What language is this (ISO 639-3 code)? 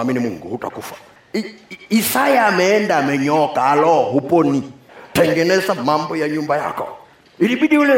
swa